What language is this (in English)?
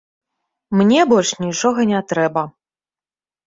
Belarusian